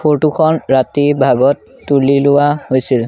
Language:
Assamese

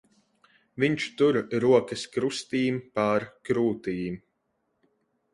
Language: Latvian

